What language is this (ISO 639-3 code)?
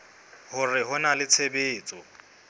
sot